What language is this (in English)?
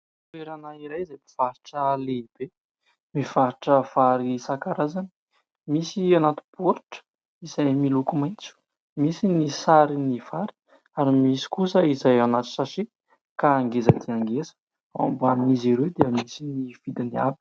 Malagasy